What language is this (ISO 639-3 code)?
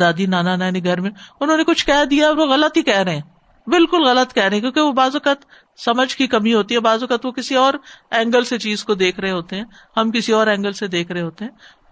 urd